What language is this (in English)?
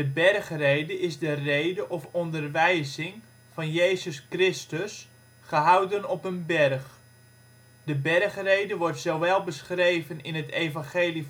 Dutch